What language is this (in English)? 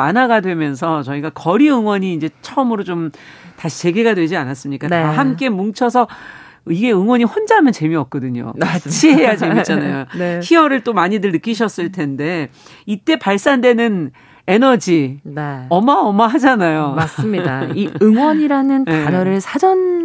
Korean